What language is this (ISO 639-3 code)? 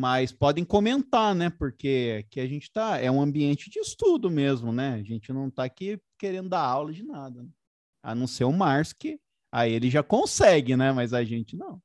por